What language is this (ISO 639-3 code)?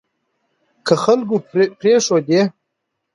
pus